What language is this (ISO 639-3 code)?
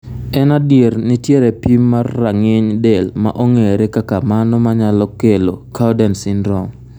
luo